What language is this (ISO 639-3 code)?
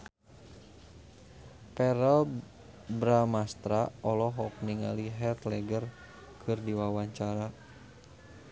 sun